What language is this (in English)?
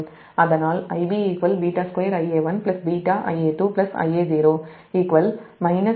Tamil